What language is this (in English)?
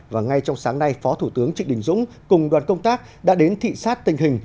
Vietnamese